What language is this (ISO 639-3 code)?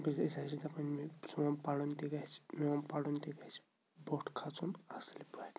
kas